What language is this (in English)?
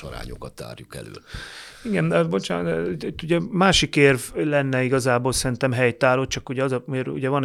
Hungarian